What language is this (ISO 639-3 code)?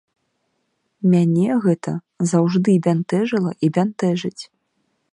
bel